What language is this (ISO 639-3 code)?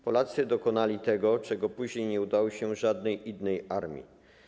pol